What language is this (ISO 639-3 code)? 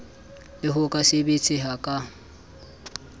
sot